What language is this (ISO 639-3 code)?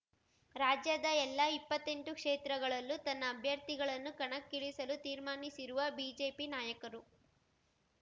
kan